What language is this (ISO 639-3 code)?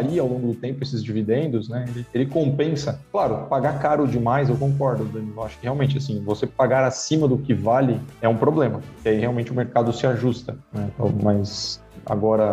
por